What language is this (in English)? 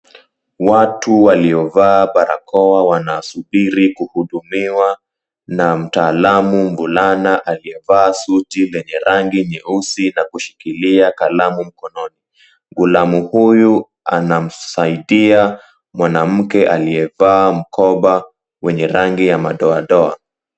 Swahili